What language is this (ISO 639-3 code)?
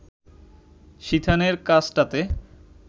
ben